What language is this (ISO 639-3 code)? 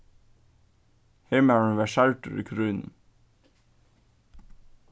fao